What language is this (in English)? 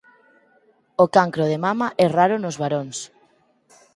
Galician